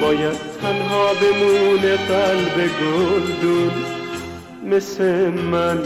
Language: Persian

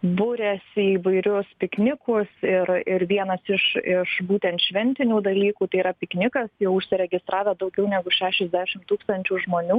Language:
Lithuanian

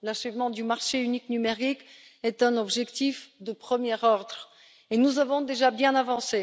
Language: French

